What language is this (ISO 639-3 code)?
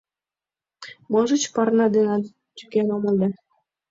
chm